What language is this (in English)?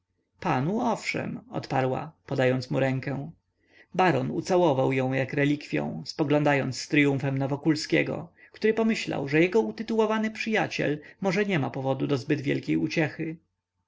Polish